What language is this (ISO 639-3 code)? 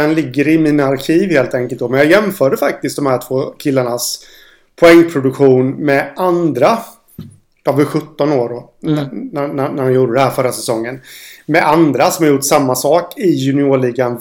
swe